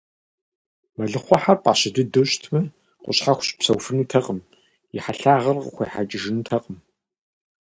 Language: Kabardian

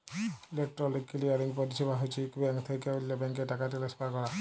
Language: Bangla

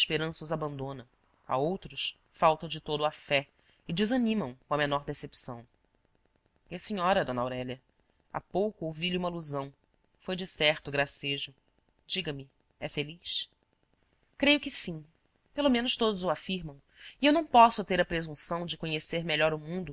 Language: Portuguese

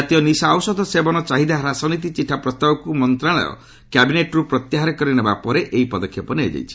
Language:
Odia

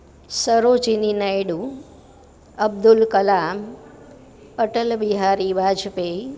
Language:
Gujarati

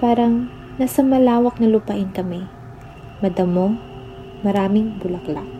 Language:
Filipino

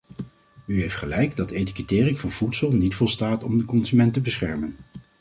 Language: Dutch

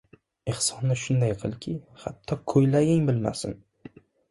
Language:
Uzbek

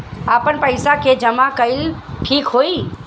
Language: Bhojpuri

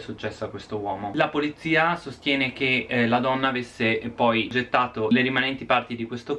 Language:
Italian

